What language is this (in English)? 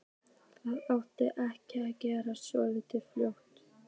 Icelandic